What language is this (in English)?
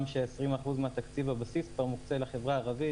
Hebrew